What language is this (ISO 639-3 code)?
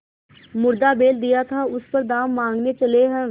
hin